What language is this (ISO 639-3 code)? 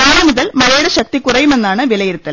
mal